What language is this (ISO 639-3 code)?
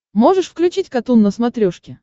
rus